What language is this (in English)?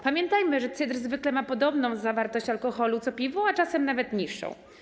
Polish